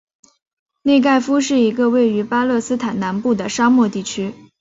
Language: Chinese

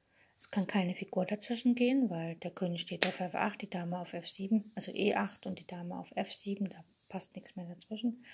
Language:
German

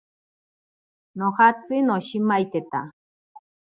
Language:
Ashéninka Perené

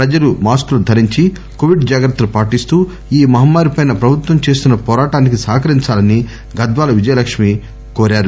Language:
Telugu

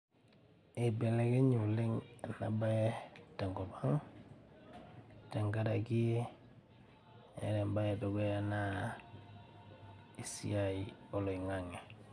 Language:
Masai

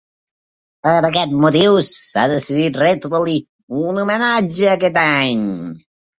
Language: Catalan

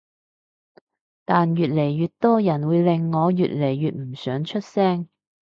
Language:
Cantonese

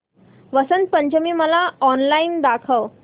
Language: Marathi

